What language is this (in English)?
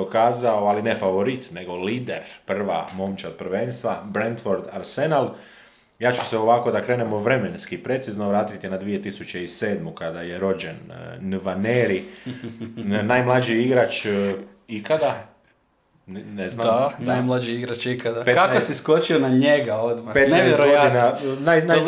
Croatian